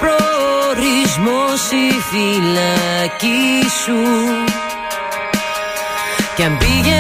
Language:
Greek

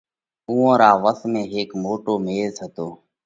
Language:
Parkari Koli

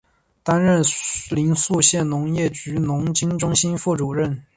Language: Chinese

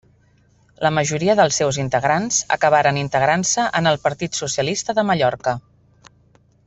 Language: Catalan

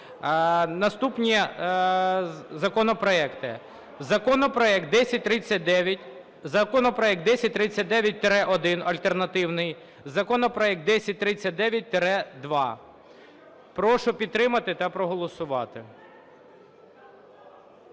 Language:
Ukrainian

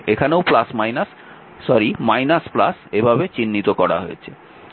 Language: Bangla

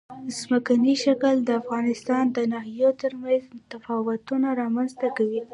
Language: Pashto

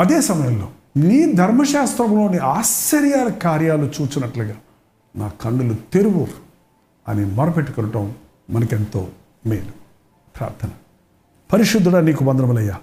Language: Telugu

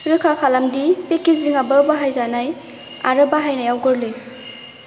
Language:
Bodo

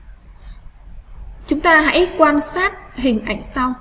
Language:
Vietnamese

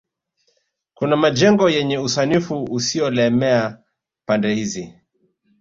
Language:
Swahili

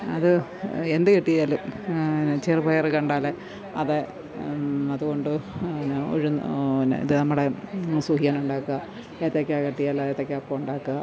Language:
Malayalam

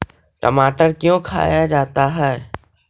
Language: Magahi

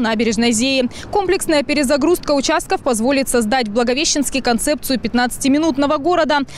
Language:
Russian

